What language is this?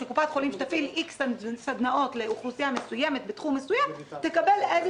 Hebrew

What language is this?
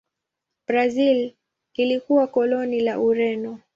Swahili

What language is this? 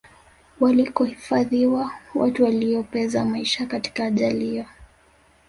Swahili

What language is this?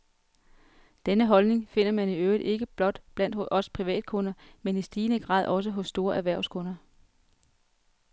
Danish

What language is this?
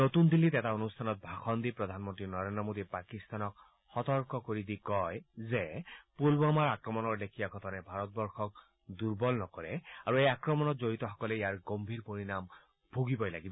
Assamese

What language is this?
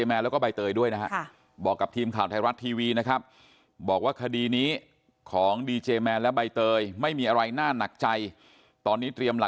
Thai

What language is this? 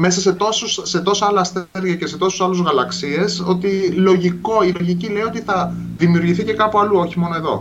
Greek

